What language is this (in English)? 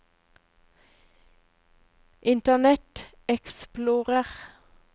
Norwegian